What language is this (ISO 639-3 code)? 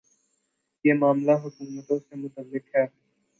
urd